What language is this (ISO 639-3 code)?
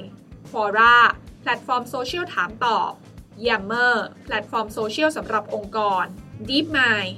tha